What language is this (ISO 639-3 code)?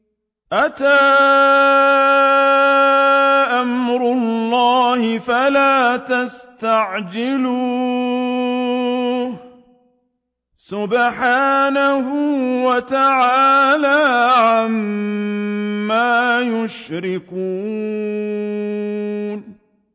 ara